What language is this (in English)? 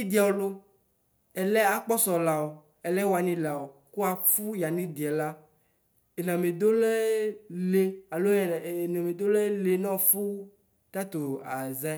Ikposo